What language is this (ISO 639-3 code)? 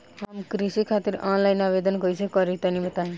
bho